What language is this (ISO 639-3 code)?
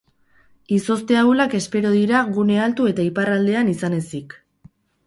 eus